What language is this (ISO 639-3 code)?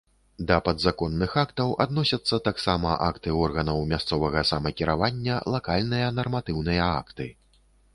bel